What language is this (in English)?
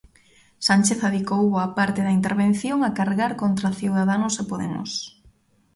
Galician